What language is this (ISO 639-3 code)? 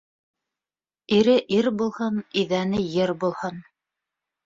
bak